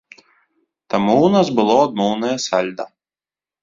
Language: Belarusian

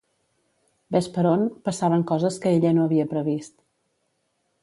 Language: Catalan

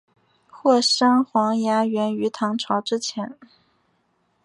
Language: Chinese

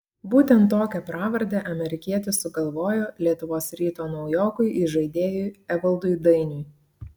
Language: Lithuanian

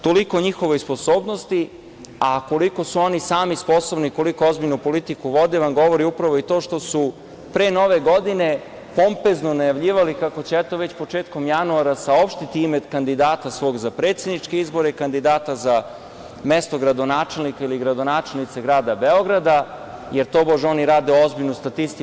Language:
Serbian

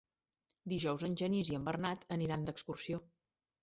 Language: Catalan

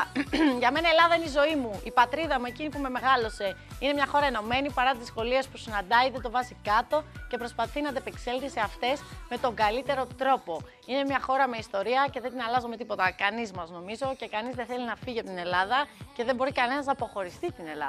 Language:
Greek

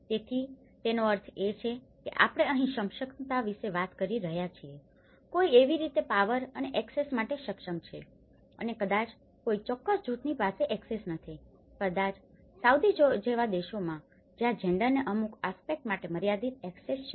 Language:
Gujarati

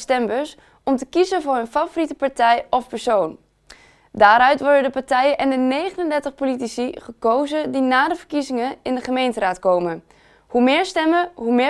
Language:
Dutch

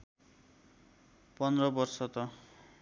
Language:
Nepali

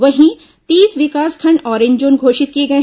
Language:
Hindi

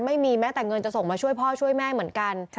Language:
Thai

